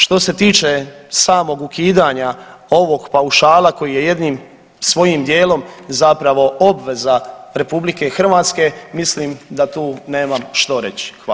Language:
Croatian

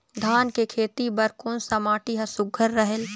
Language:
Chhattisgarhi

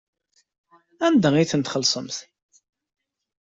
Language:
Kabyle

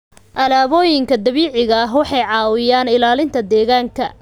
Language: Somali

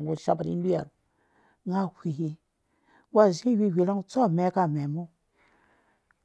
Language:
Dũya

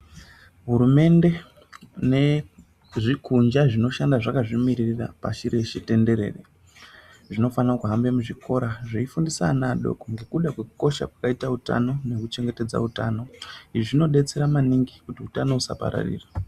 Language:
Ndau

